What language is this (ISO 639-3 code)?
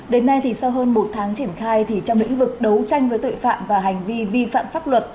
vie